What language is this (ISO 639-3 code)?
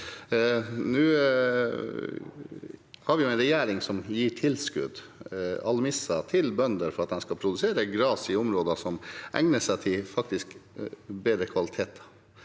nor